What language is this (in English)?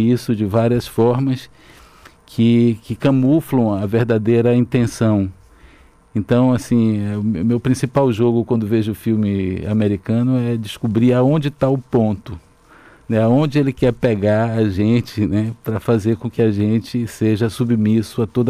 Portuguese